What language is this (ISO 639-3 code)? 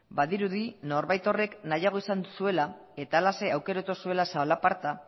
eus